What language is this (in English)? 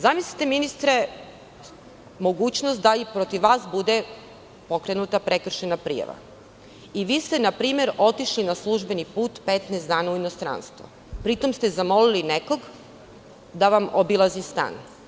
Serbian